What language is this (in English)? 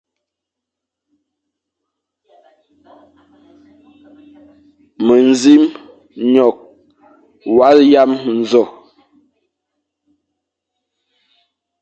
Fang